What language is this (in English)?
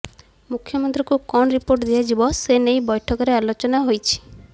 Odia